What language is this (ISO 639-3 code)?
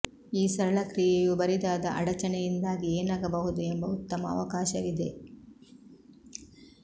kan